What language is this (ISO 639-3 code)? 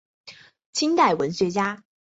zho